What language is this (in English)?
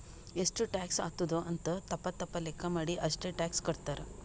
Kannada